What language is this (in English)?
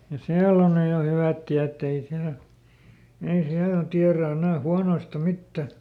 Finnish